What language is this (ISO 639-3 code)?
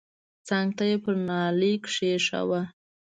pus